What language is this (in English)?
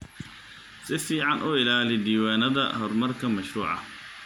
Somali